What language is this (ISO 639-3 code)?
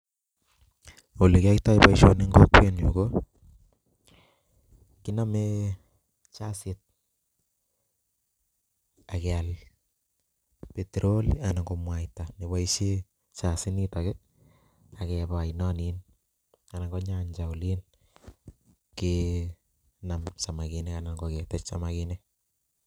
kln